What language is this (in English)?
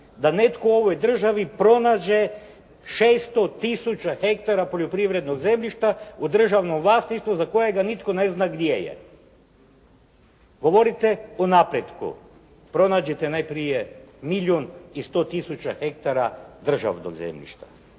Croatian